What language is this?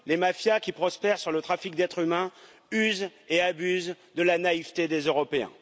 French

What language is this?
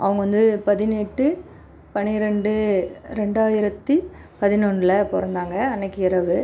Tamil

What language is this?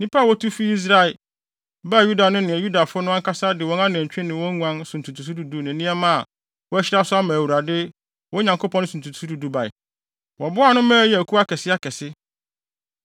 Akan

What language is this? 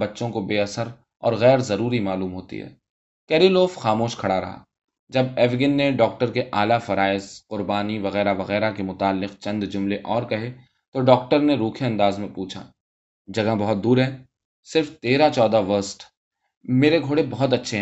Urdu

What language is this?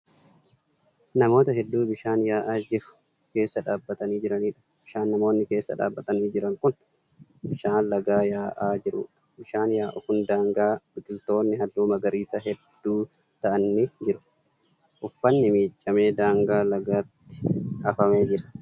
Oromo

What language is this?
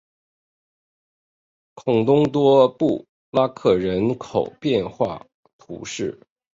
Chinese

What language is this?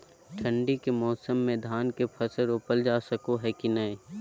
Magahi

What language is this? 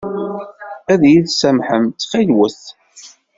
Kabyle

